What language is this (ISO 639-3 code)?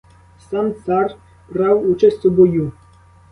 ukr